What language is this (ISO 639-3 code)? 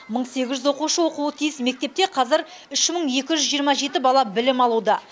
kaz